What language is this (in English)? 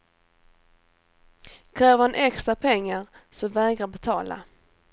Swedish